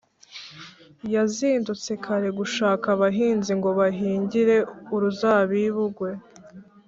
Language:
Kinyarwanda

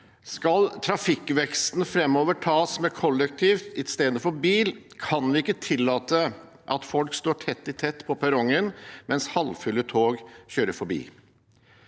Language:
Norwegian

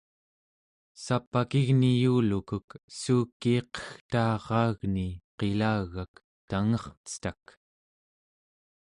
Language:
Central Yupik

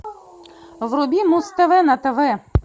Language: Russian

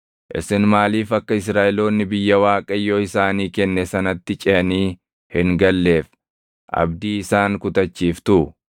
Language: Oromo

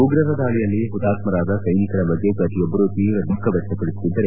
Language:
Kannada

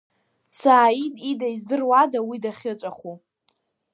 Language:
Abkhazian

